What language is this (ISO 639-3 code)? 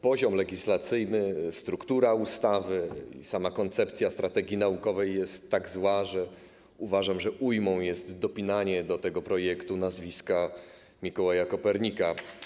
pol